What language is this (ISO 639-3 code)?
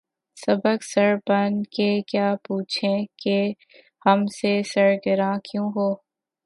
urd